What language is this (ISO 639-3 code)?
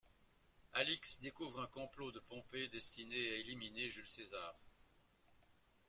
fra